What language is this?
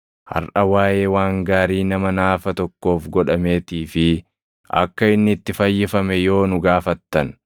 Oromo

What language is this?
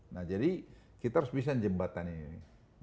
Indonesian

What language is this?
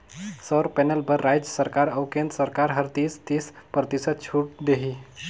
Chhattisgarhi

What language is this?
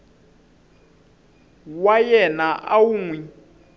Tsonga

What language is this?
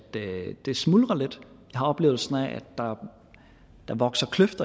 Danish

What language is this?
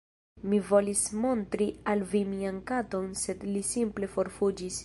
Esperanto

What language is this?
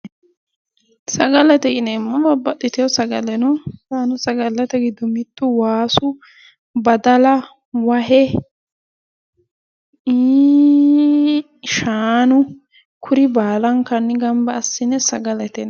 Sidamo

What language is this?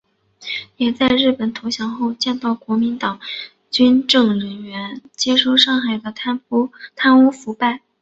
Chinese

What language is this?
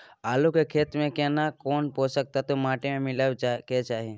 Maithili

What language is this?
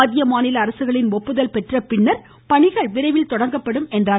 Tamil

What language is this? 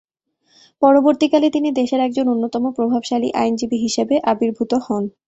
Bangla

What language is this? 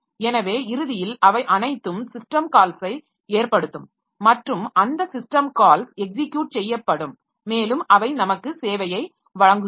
Tamil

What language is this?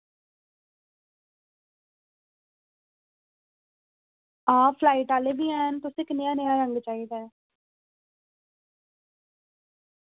Dogri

